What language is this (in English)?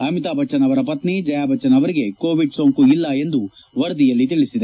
Kannada